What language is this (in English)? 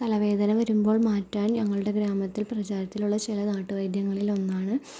Malayalam